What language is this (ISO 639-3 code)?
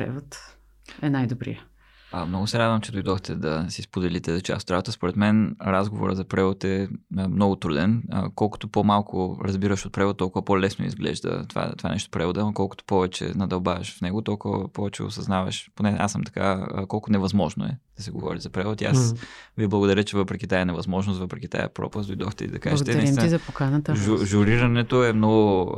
bul